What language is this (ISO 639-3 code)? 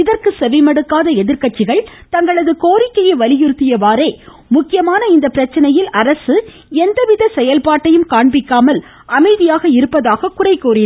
tam